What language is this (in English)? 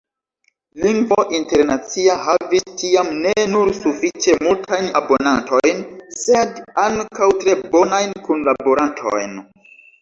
Esperanto